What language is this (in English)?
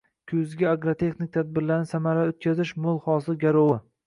Uzbek